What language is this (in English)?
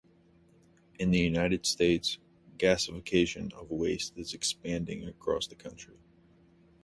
English